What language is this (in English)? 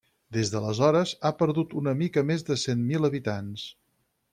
Catalan